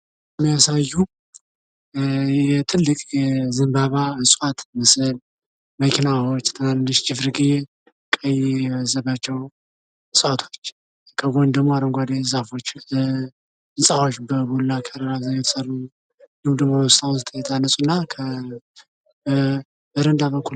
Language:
Amharic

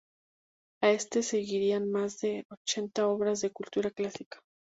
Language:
Spanish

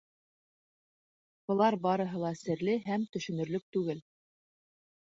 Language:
Bashkir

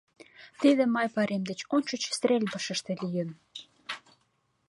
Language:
Mari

